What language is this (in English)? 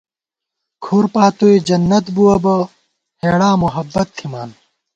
Gawar-Bati